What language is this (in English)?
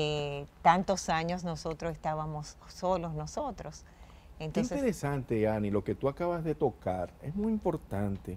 Spanish